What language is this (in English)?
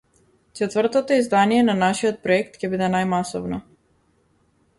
Macedonian